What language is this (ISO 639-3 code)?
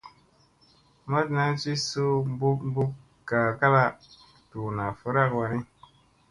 mse